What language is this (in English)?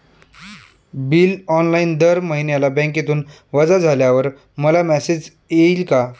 Marathi